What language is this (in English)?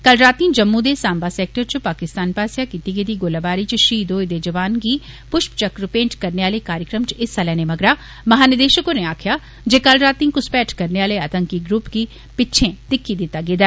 Dogri